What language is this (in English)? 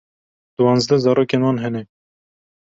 Kurdish